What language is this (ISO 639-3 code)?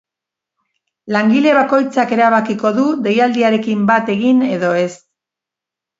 eus